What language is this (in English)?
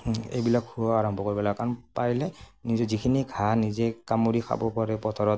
Assamese